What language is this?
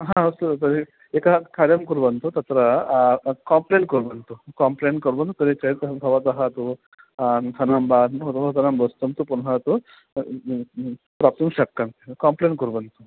Sanskrit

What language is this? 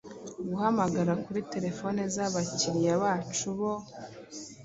Kinyarwanda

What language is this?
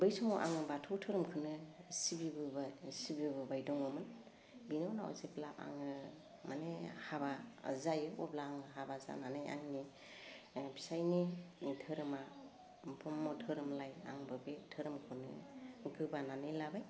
Bodo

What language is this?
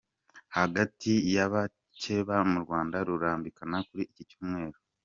Kinyarwanda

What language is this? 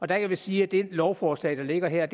Danish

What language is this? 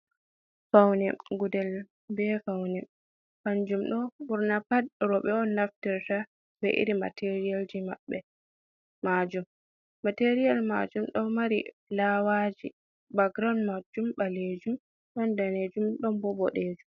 Fula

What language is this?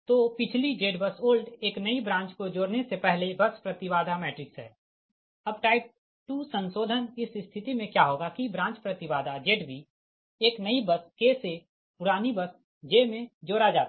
Hindi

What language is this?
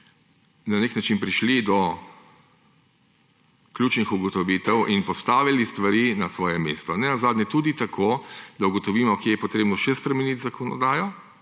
Slovenian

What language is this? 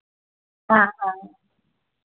Dogri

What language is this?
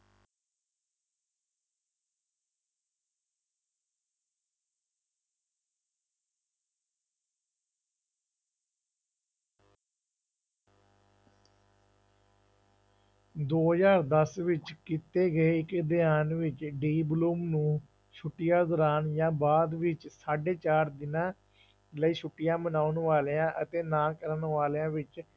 Punjabi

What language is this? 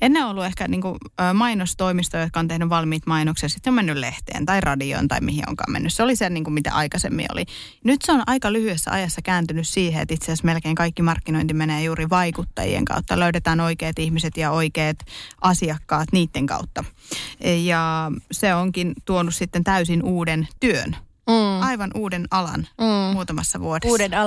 Finnish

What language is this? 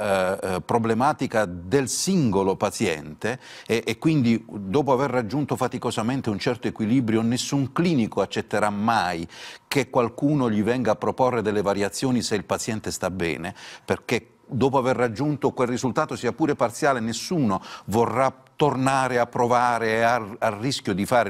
Italian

